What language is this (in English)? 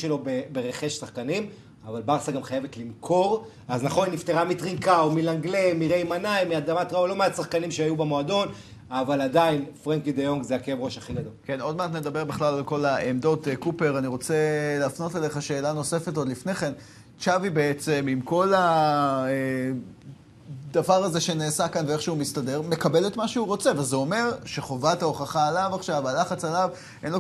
Hebrew